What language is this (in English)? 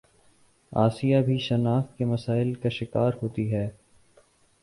Urdu